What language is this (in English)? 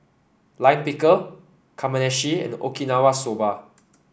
English